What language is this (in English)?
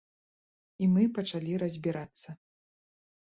Belarusian